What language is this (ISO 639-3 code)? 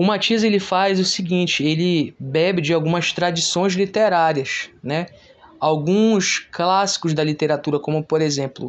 por